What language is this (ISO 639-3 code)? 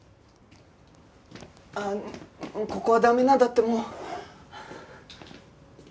jpn